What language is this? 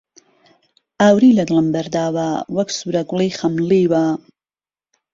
Central Kurdish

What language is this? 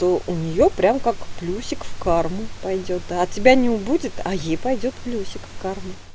Russian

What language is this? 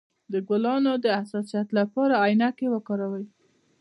Pashto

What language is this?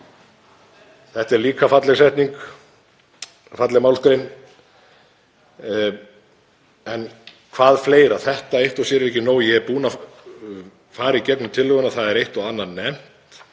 Icelandic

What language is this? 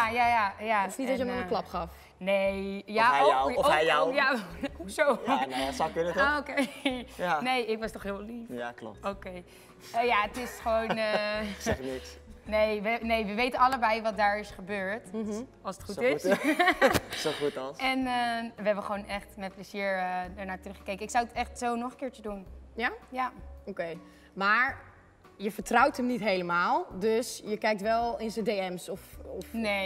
Dutch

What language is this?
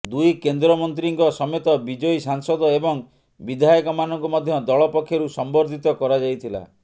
Odia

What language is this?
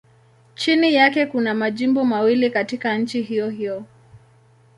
Swahili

